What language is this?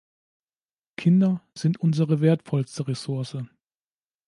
German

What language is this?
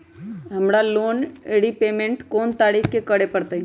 Magahi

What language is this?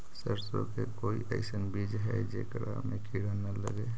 Magahi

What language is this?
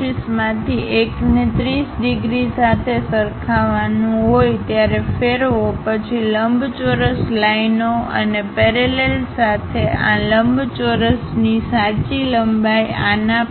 Gujarati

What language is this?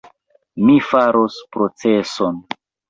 Esperanto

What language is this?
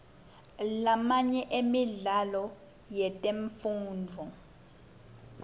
Swati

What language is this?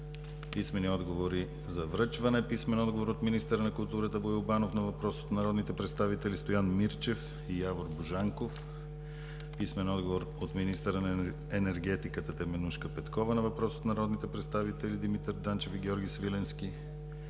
Bulgarian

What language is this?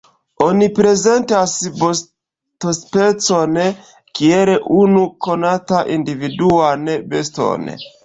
Esperanto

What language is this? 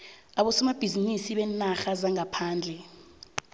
South Ndebele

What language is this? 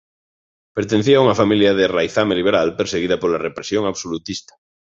Galician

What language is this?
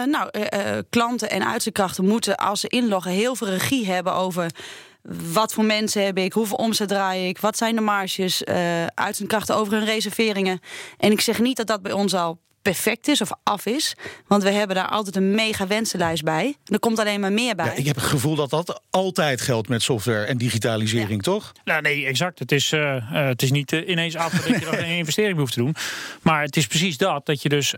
Dutch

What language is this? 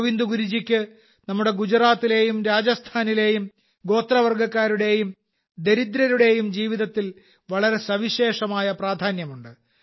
Malayalam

